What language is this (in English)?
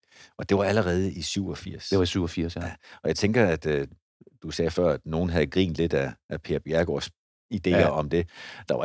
Danish